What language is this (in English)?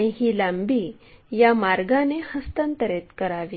Marathi